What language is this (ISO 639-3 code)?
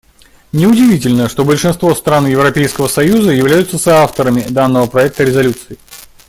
rus